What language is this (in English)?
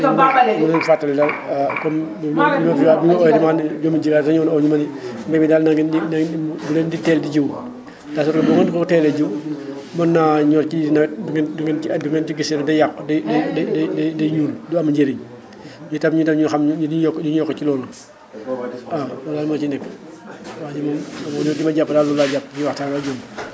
Wolof